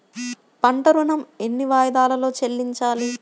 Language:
Telugu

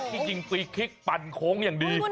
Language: Thai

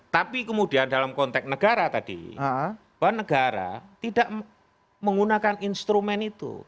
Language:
Indonesian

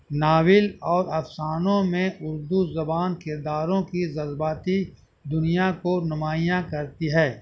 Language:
Urdu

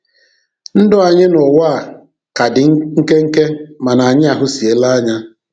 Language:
Igbo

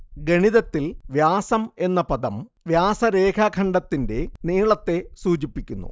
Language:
Malayalam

